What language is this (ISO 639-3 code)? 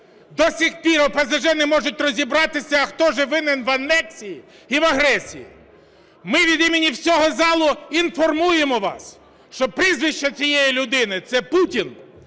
ukr